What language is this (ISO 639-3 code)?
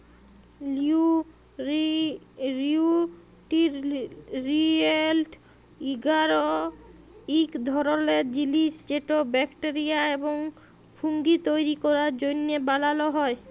ben